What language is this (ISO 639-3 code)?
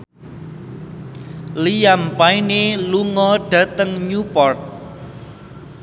jav